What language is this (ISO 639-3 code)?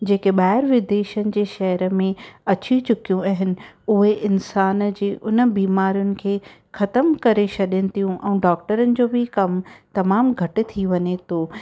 snd